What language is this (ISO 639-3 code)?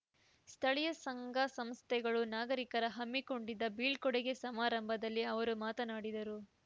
kan